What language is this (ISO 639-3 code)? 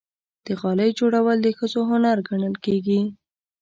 pus